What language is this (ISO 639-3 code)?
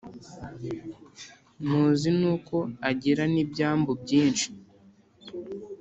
kin